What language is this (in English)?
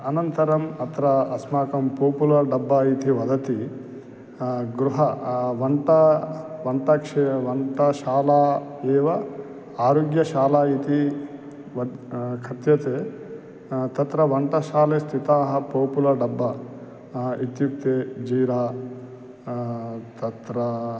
Sanskrit